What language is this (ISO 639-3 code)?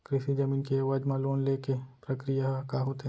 hne